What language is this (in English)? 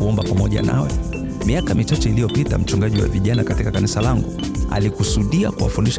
Swahili